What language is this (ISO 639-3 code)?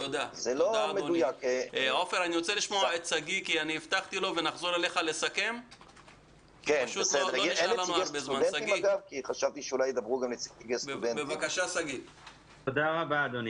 heb